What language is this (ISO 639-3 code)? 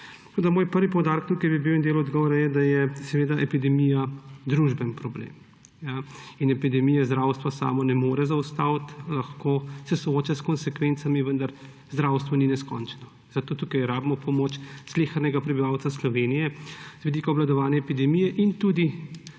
slv